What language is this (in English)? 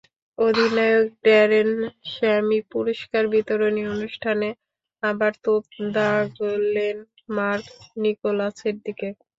Bangla